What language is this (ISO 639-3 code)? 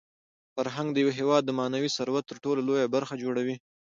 pus